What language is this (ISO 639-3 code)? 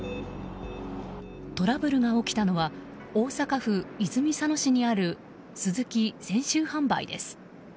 jpn